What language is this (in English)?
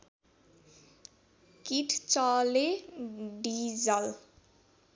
Nepali